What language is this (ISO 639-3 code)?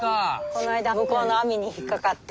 jpn